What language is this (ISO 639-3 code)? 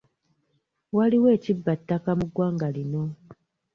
lug